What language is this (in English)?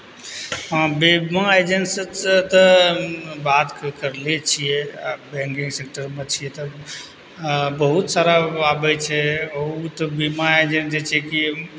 Maithili